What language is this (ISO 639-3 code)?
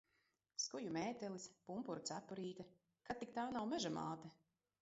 lav